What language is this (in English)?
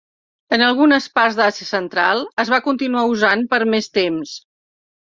Catalan